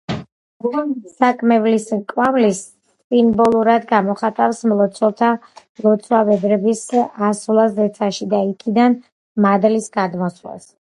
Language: Georgian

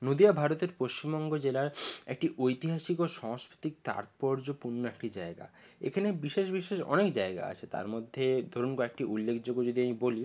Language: Bangla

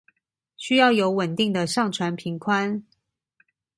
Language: Chinese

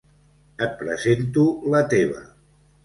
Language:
Catalan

